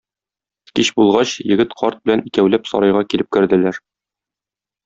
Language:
Tatar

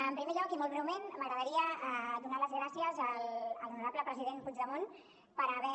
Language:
Catalan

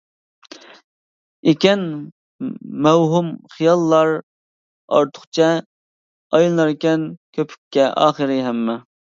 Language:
Uyghur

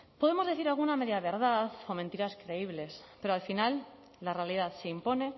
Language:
Spanish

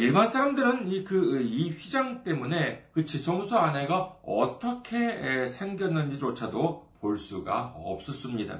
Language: Korean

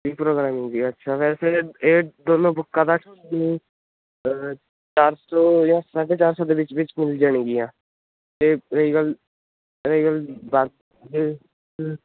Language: Punjabi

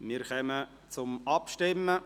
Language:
Swiss German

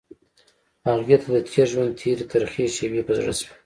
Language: Pashto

